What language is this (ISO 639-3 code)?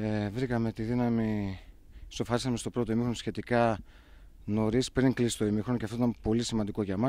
ell